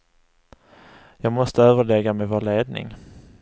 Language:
Swedish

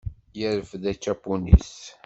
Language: Kabyle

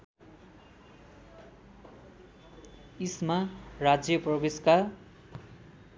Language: Nepali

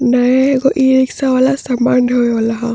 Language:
Bhojpuri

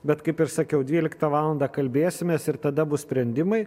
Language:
Lithuanian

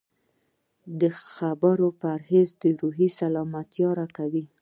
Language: Pashto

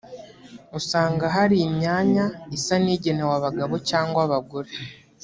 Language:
Kinyarwanda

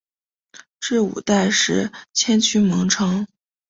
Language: Chinese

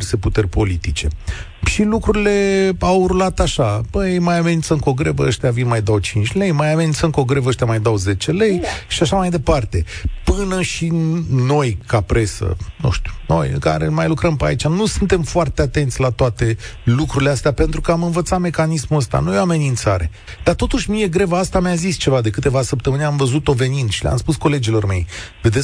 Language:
Romanian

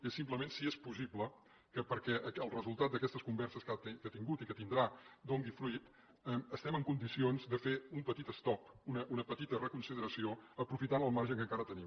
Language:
Catalan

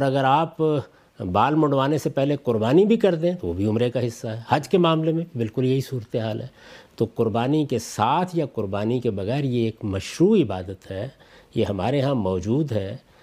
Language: Urdu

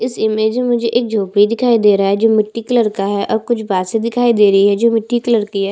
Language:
Hindi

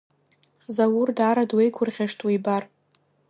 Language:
Abkhazian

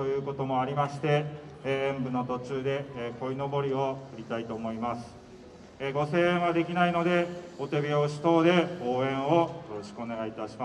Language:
Japanese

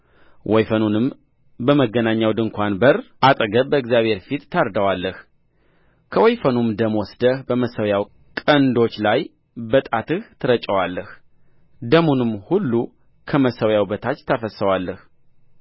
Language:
Amharic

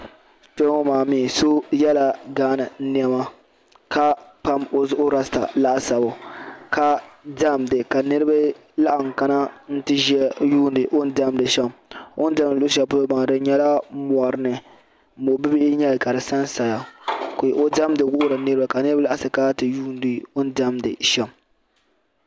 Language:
Dagbani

